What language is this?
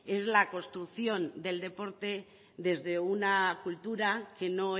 Spanish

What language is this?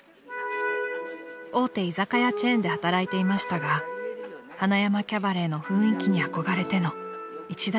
Japanese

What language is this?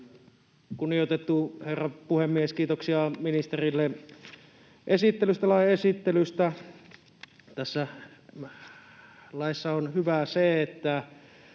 Finnish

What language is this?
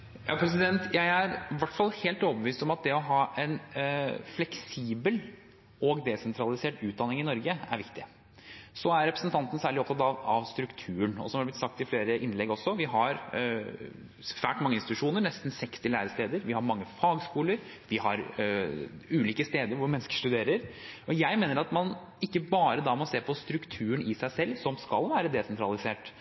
Norwegian Bokmål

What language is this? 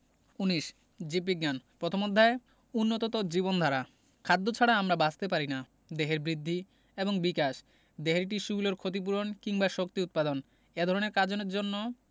Bangla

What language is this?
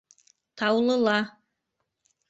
Bashkir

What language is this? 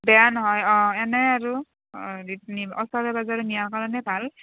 Assamese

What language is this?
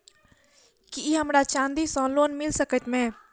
Maithili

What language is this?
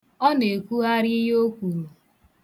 Igbo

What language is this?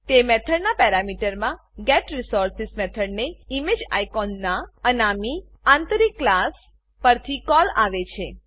Gujarati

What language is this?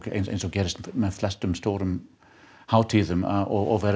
Icelandic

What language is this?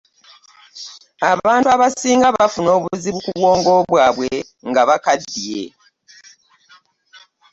Ganda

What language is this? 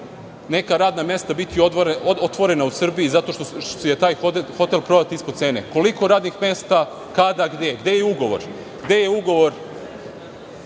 Serbian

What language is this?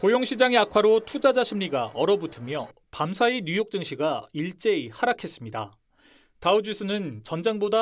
Korean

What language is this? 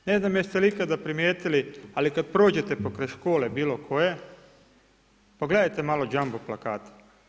Croatian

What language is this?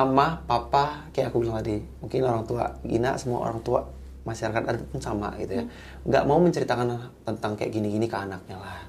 Indonesian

